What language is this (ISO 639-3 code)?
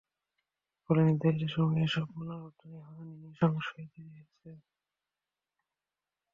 ben